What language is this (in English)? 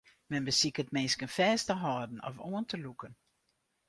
Western Frisian